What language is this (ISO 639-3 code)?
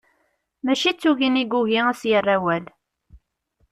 kab